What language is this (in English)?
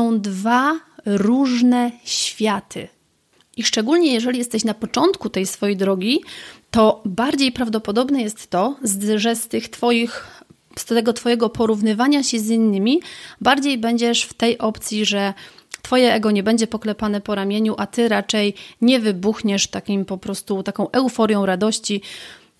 Polish